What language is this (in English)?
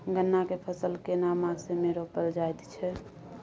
Maithili